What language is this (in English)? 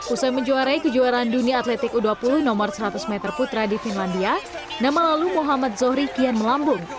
Indonesian